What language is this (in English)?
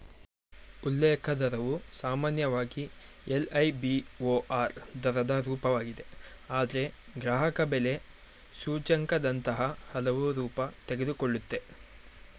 Kannada